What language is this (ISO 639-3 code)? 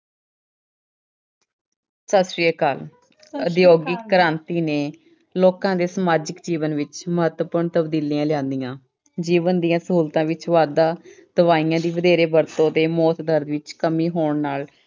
pan